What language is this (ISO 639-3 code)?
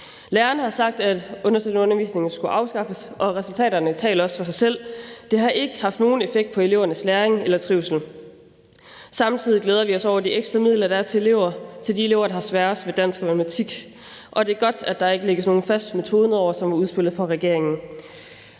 dan